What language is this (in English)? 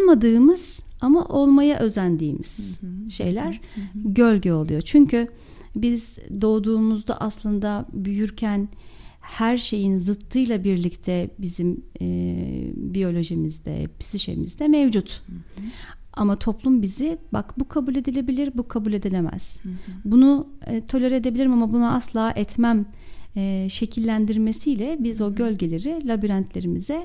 Turkish